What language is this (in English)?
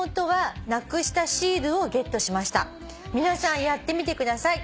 Japanese